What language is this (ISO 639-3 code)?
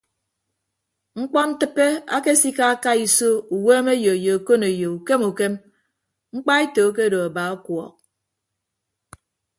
ibb